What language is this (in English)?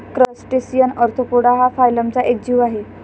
Marathi